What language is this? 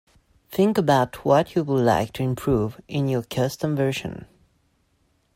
English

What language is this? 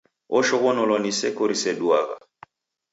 Taita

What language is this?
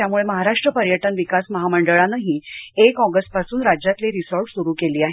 Marathi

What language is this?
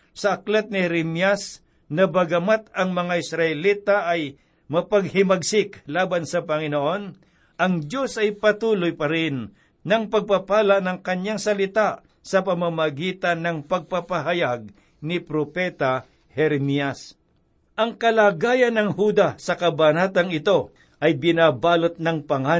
Filipino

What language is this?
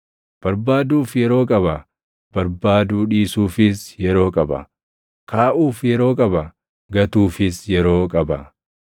Oromo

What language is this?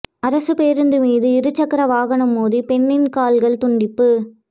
Tamil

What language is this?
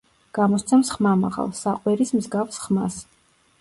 Georgian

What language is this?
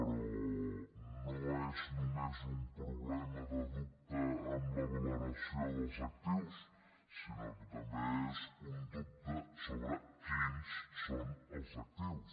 Catalan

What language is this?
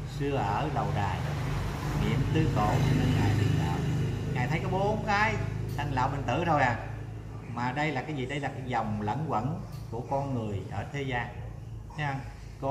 Vietnamese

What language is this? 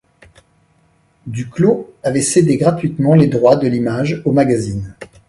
French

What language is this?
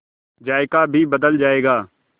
Hindi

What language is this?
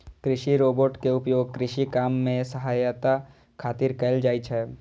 Maithili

